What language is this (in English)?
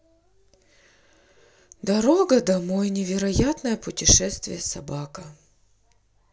Russian